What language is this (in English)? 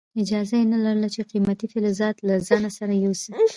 Pashto